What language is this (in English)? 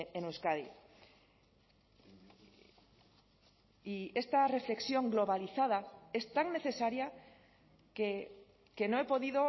Spanish